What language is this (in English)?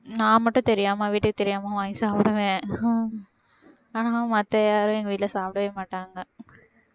Tamil